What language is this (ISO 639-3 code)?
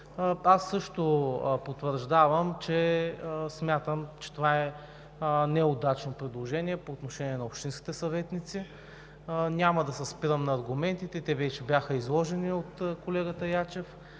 bul